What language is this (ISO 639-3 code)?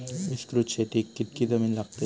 mar